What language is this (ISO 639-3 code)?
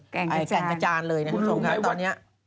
tha